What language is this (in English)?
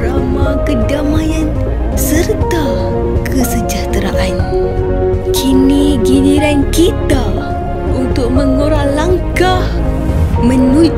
Malay